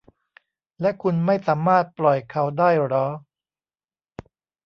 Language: Thai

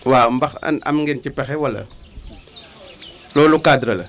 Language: Wolof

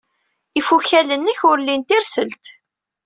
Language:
Kabyle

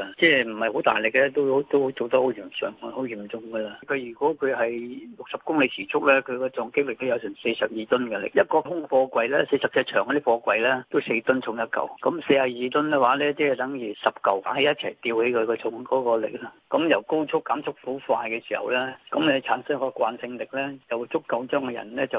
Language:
Chinese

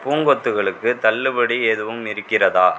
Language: Tamil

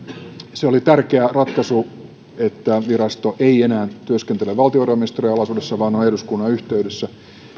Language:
Finnish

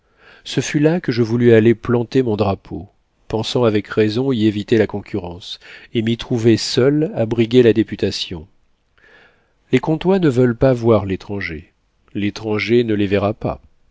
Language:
French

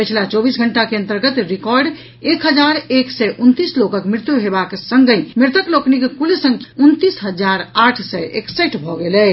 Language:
Maithili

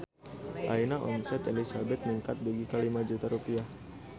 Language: Sundanese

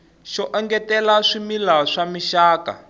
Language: Tsonga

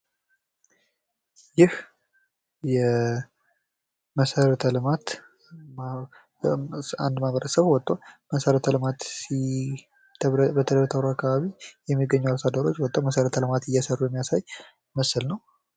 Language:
Amharic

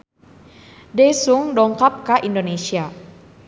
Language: Sundanese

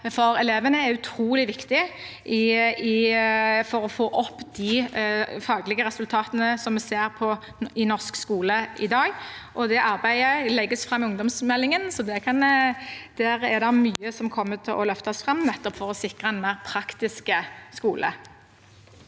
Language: Norwegian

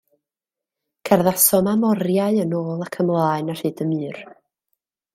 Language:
Welsh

